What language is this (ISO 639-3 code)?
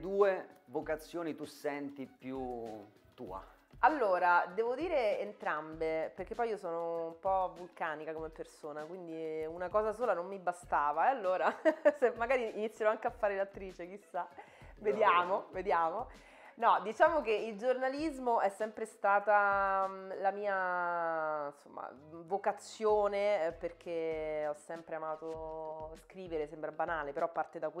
ita